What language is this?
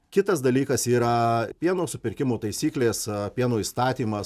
Lithuanian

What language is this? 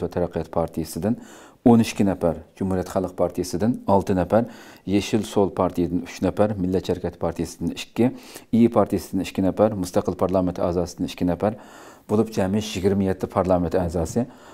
Turkish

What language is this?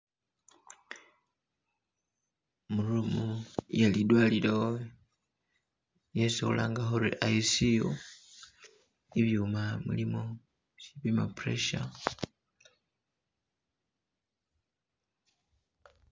Masaaba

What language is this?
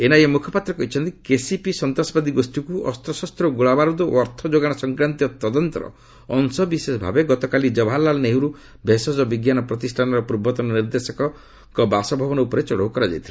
Odia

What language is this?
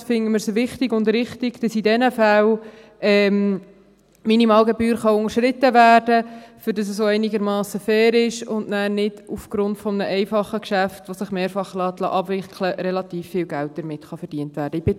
Swiss German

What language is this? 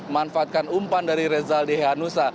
Indonesian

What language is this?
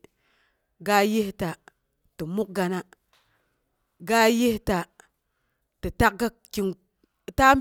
Boghom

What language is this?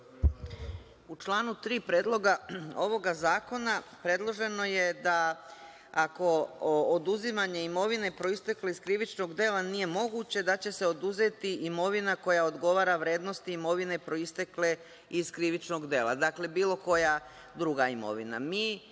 Serbian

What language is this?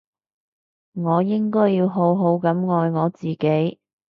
Cantonese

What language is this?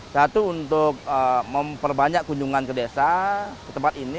Indonesian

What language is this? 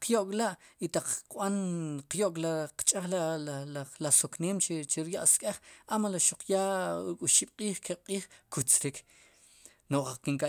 Sipacapense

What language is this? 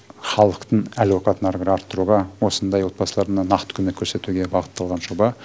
Kazakh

